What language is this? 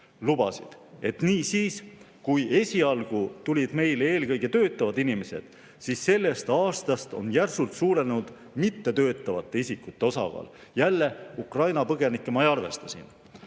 Estonian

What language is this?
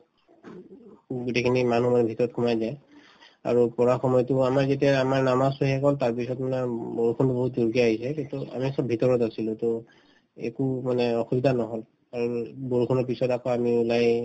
Assamese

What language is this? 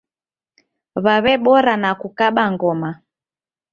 Taita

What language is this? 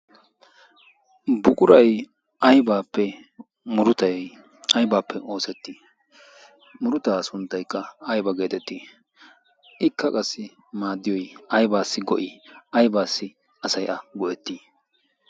Wolaytta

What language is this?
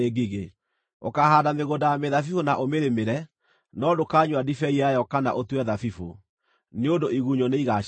Kikuyu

